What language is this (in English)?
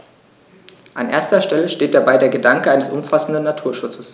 German